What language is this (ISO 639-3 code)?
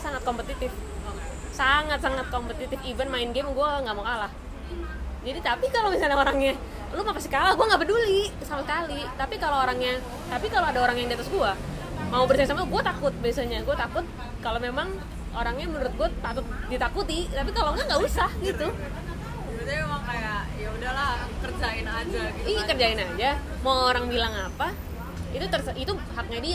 ind